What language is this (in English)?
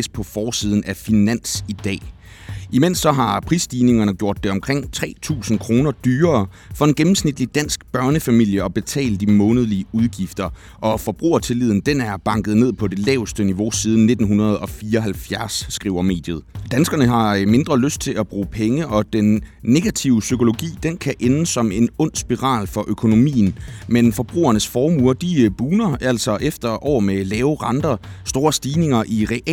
Danish